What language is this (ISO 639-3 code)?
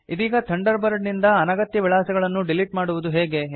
kan